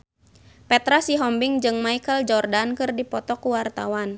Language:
Sundanese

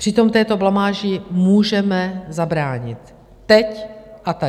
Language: Czech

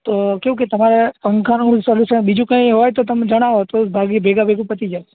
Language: Gujarati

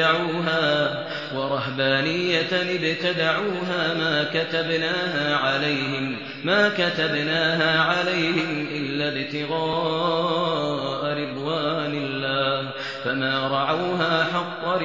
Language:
Arabic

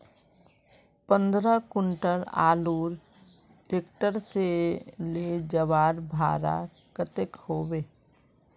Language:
Magahi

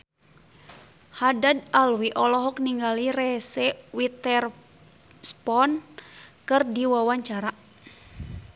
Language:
Sundanese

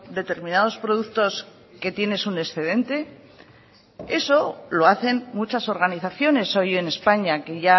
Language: Spanish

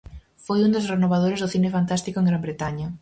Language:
Galician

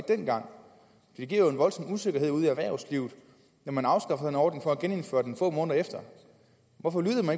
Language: Danish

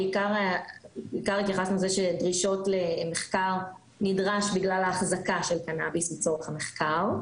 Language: Hebrew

